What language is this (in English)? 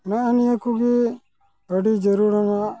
Santali